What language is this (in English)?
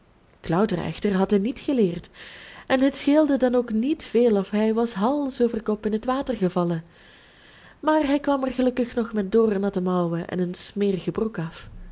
Dutch